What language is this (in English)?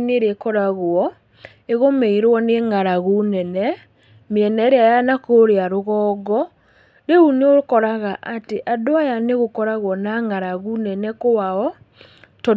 Kikuyu